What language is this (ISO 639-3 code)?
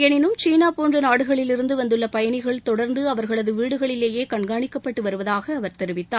tam